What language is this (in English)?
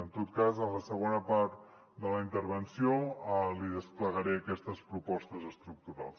Catalan